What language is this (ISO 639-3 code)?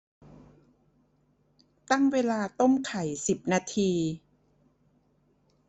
tha